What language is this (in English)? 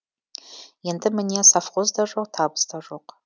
Kazakh